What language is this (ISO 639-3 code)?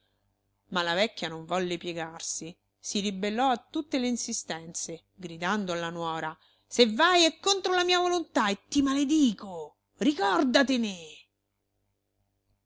ita